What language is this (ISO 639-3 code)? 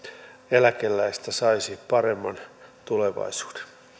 fin